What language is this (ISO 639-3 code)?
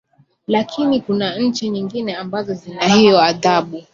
swa